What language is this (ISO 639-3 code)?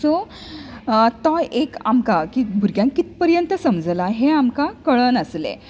kok